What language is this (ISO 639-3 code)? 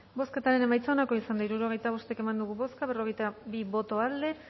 eus